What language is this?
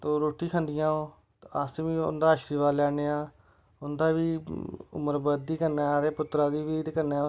Dogri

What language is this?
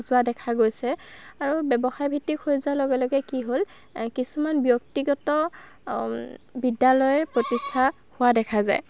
Assamese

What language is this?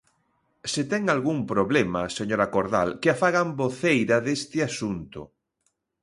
Galician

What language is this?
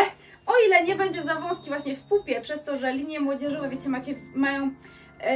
Polish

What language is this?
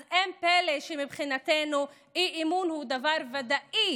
Hebrew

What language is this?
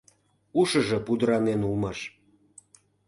Mari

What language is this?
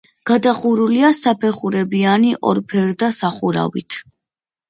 Georgian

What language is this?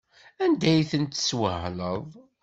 Kabyle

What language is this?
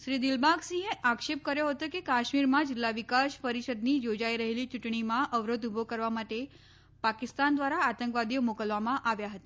Gujarati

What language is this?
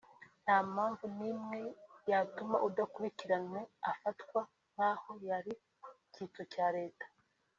Kinyarwanda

